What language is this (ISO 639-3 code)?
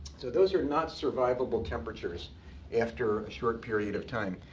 eng